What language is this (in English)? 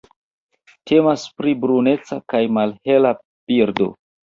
Esperanto